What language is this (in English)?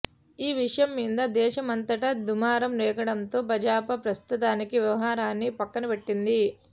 Telugu